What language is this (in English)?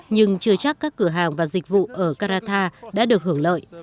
Vietnamese